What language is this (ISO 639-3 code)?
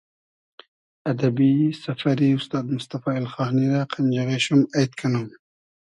haz